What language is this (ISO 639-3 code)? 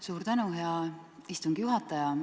est